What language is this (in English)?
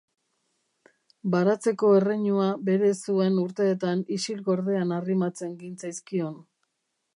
Basque